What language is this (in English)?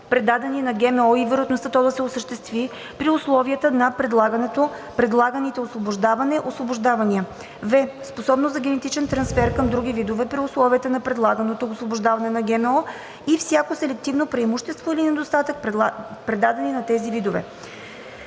Bulgarian